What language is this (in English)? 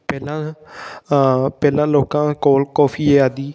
Punjabi